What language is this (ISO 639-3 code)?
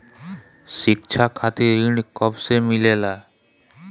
bho